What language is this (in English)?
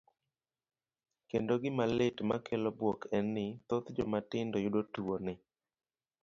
Luo (Kenya and Tanzania)